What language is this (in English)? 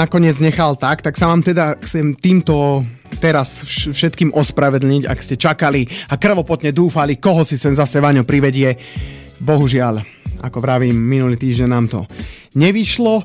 Slovak